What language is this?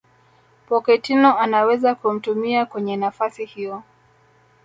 Swahili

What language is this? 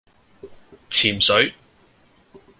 Cantonese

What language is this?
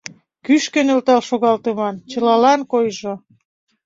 Mari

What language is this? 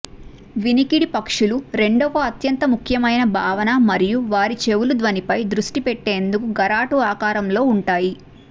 Telugu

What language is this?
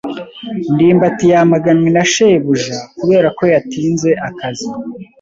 Kinyarwanda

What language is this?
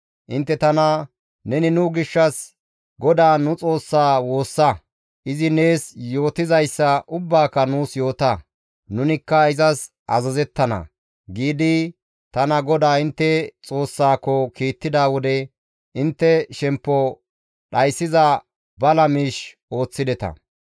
Gamo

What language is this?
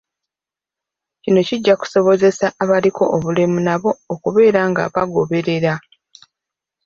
Ganda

